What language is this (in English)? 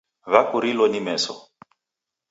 Taita